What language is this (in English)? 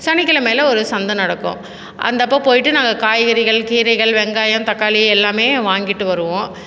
Tamil